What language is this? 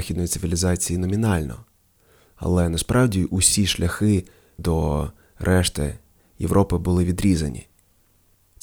Ukrainian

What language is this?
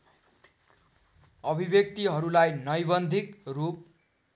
Nepali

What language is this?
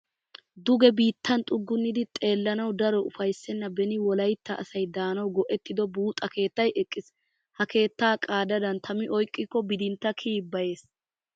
Wolaytta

